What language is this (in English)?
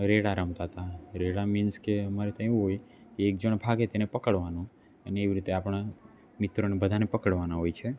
Gujarati